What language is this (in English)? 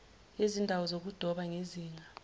Zulu